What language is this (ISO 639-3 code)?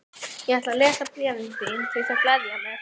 isl